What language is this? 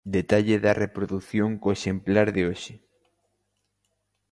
Galician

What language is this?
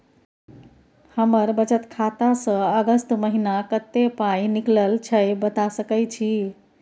Maithili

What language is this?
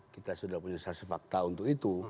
Indonesian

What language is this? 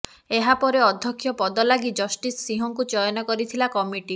Odia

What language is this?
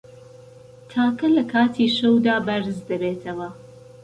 Central Kurdish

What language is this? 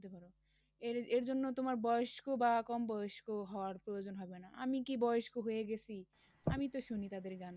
Bangla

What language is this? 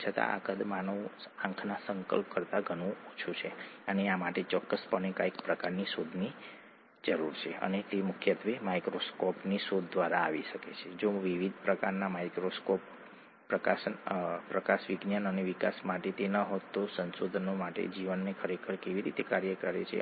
Gujarati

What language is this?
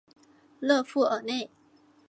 Chinese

